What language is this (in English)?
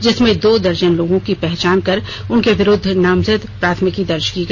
Hindi